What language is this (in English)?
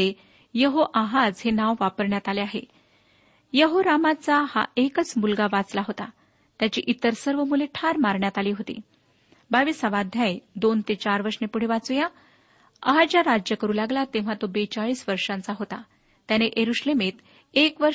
Marathi